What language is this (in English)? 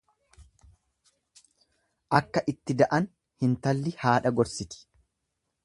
Oromo